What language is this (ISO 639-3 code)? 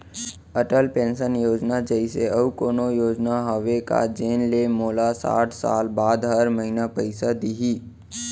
hne